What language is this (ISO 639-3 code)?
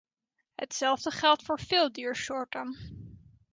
nld